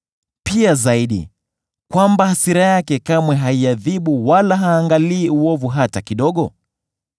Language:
Swahili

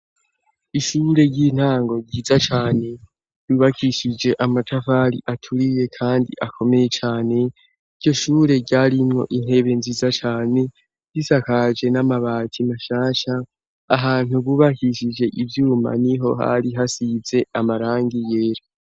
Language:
Rundi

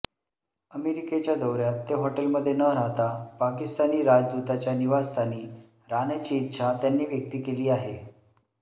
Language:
Marathi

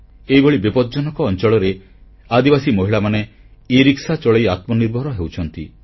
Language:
Odia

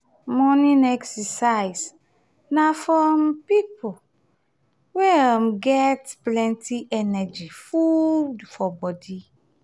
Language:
Nigerian Pidgin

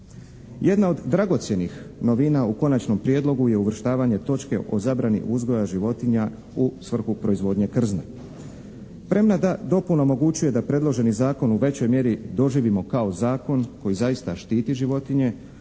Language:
Croatian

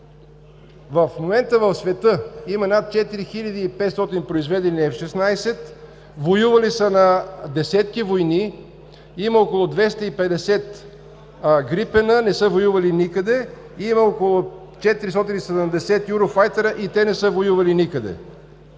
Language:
Bulgarian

